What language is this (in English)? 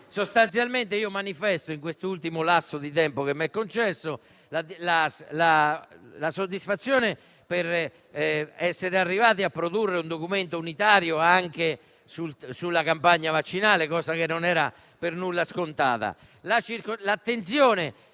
Italian